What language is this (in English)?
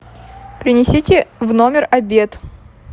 Russian